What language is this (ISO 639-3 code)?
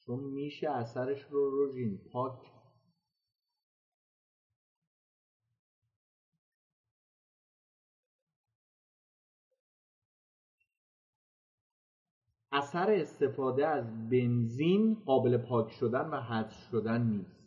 fas